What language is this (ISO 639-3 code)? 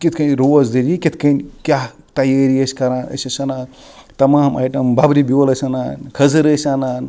kas